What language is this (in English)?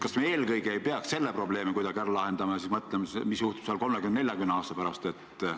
Estonian